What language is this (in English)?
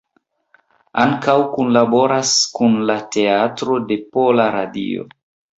Esperanto